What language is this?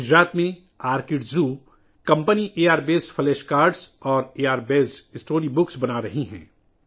Urdu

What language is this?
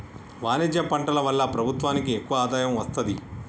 Telugu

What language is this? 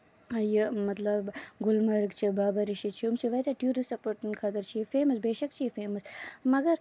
Kashmiri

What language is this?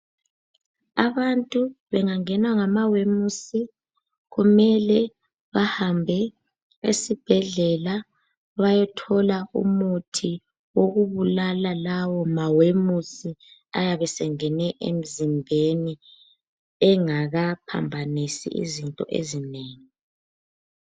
North Ndebele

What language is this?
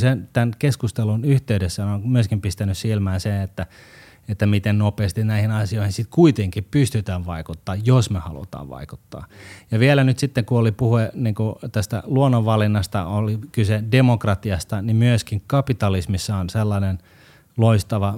Finnish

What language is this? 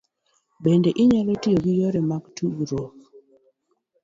Luo (Kenya and Tanzania)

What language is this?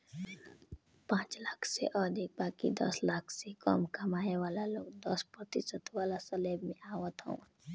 Bhojpuri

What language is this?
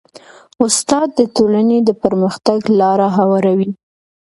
Pashto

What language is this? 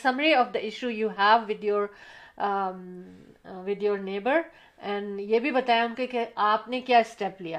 Urdu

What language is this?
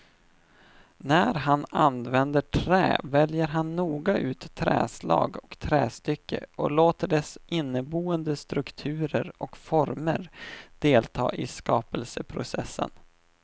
Swedish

